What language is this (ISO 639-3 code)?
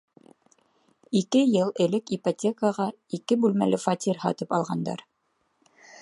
bak